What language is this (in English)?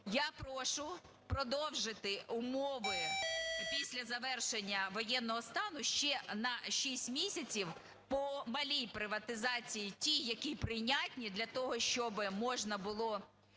Ukrainian